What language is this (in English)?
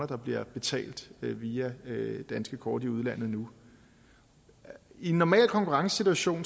Danish